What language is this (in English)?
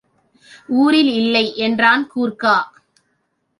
Tamil